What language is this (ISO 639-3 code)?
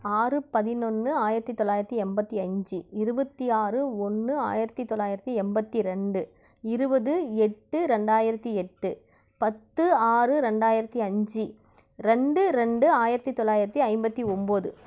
tam